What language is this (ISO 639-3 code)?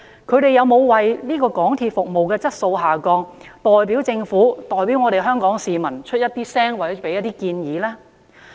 yue